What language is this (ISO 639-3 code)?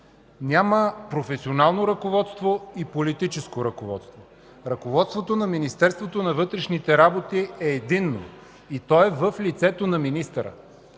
bul